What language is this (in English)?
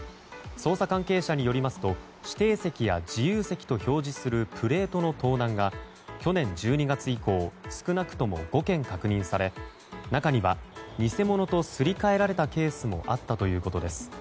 Japanese